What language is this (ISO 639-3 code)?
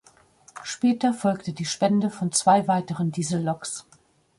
deu